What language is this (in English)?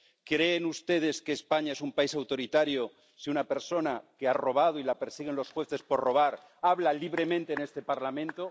Spanish